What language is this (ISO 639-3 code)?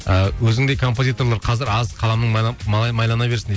kaz